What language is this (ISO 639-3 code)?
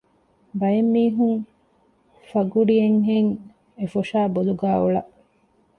div